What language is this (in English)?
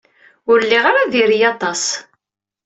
Kabyle